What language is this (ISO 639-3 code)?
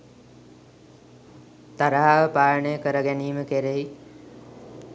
sin